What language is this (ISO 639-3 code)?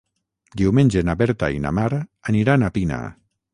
cat